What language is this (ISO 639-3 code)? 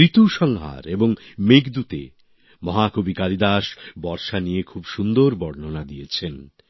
ben